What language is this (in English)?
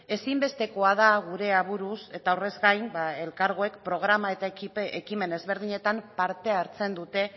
Basque